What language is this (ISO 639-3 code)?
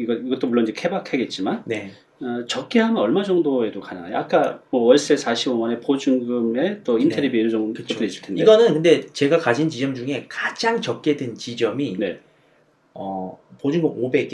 kor